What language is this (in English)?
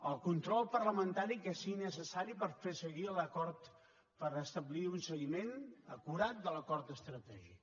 Catalan